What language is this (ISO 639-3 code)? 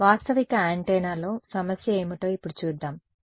tel